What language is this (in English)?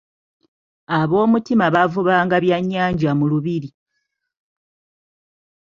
Ganda